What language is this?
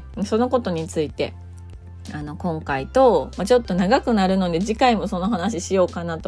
Japanese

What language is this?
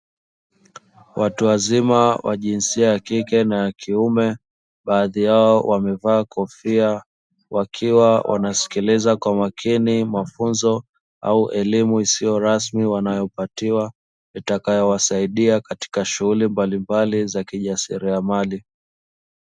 Swahili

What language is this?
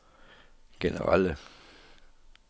Danish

